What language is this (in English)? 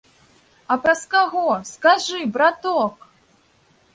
Belarusian